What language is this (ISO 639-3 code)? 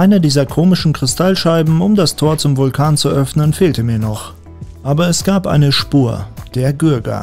deu